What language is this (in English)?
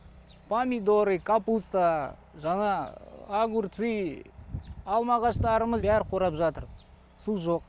Kazakh